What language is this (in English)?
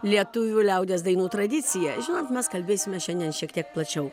Lithuanian